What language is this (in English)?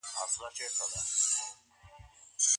Pashto